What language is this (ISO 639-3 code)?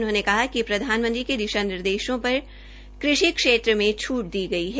hin